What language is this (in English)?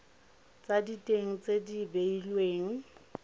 Tswana